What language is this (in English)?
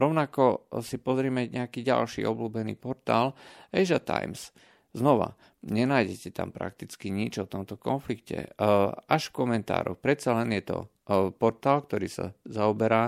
Slovak